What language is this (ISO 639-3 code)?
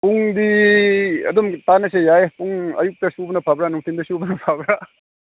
mni